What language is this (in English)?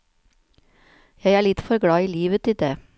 Norwegian